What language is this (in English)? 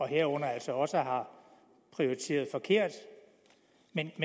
Danish